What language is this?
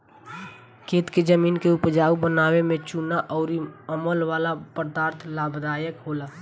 Bhojpuri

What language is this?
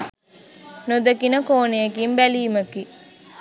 Sinhala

